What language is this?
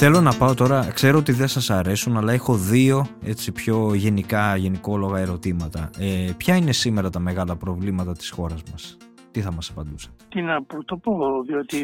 Greek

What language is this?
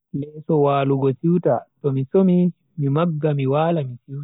Bagirmi Fulfulde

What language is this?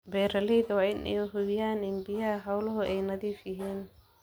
Somali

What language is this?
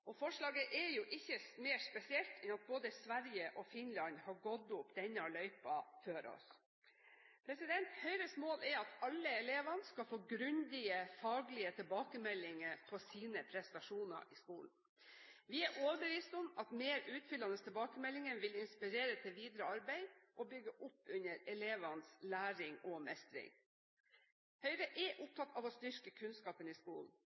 Norwegian Bokmål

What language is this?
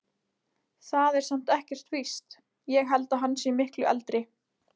Icelandic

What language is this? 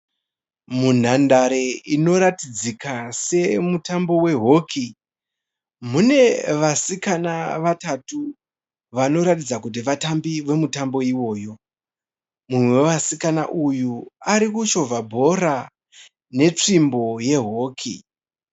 Shona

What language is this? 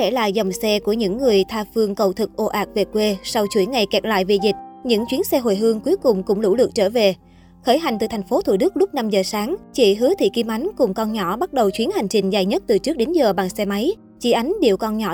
Vietnamese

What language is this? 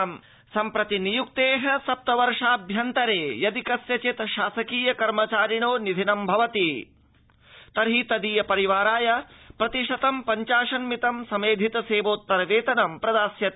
Sanskrit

